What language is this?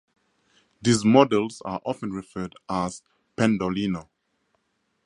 English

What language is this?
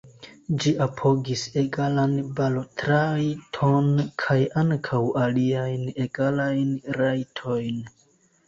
Esperanto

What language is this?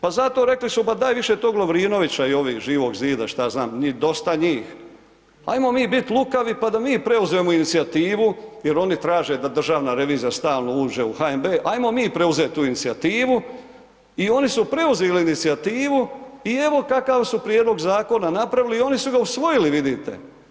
Croatian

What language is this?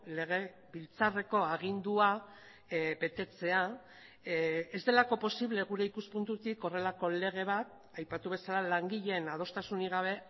Basque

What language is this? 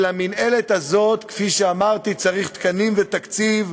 Hebrew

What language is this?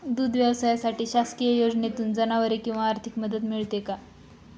Marathi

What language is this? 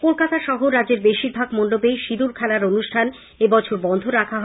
Bangla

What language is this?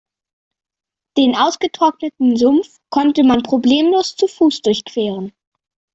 German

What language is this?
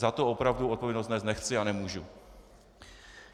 Czech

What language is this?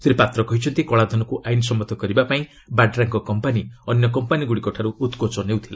Odia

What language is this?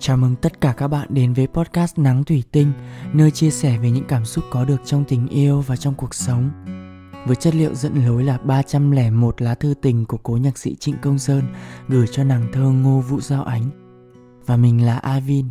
Vietnamese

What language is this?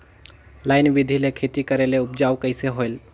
Chhattisgarhi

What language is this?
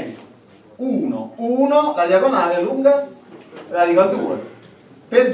Italian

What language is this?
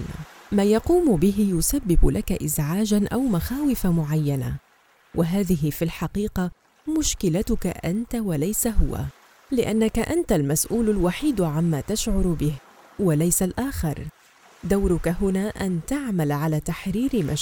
Arabic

